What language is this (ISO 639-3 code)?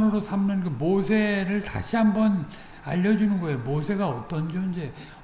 kor